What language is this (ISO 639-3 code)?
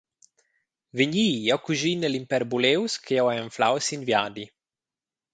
roh